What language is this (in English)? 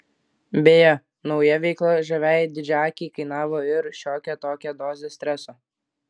Lithuanian